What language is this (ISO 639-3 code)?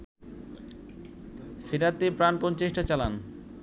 ben